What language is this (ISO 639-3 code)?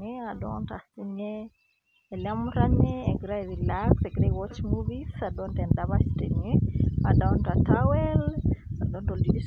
mas